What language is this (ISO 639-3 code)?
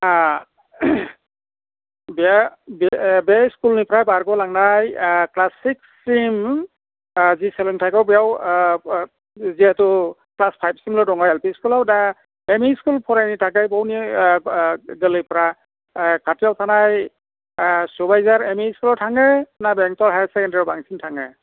brx